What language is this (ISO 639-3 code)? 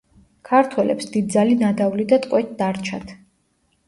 kat